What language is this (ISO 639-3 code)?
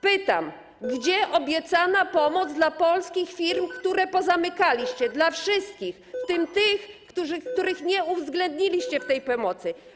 pol